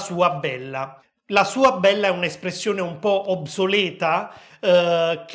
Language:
Italian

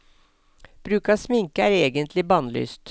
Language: Norwegian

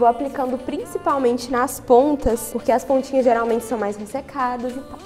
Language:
Portuguese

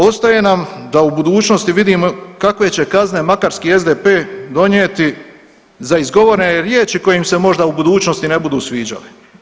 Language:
Croatian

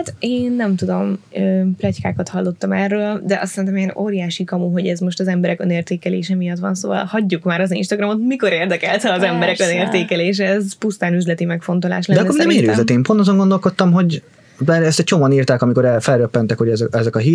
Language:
Hungarian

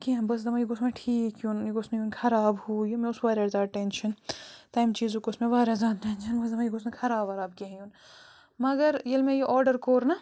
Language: Kashmiri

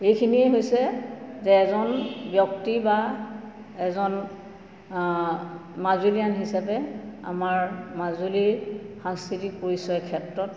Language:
Assamese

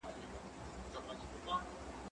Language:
Pashto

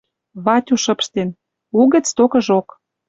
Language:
Western Mari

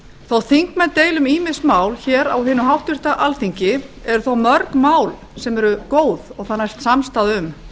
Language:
Icelandic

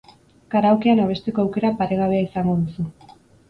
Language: Basque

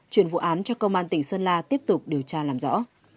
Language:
Vietnamese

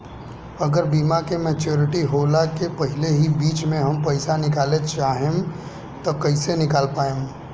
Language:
Bhojpuri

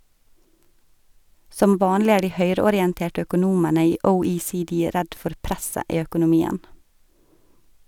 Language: Norwegian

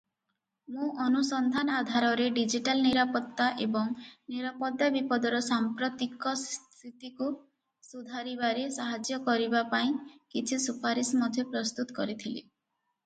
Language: Odia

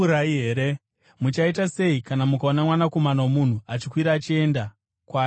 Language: Shona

